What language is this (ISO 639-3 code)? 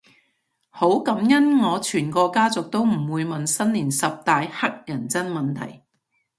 yue